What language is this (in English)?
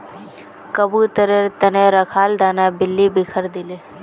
Magahi